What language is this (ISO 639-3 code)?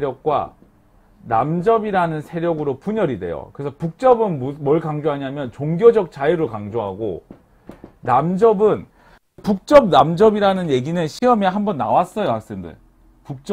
kor